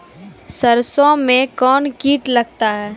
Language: Maithili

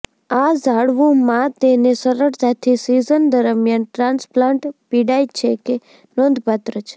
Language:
Gujarati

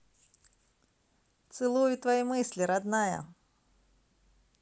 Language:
Russian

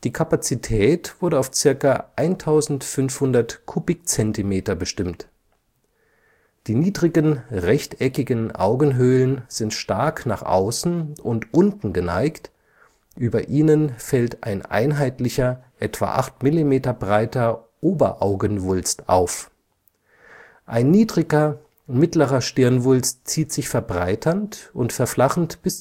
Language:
German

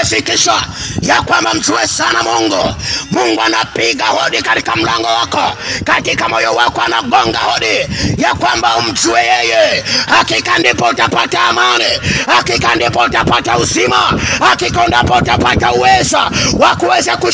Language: Swahili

